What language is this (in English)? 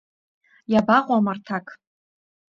Abkhazian